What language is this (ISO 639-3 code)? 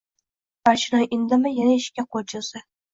uzb